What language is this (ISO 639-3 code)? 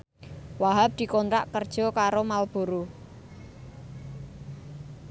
jav